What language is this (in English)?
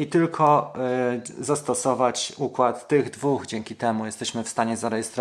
Polish